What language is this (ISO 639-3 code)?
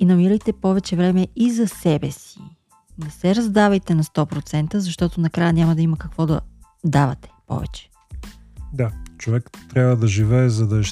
bul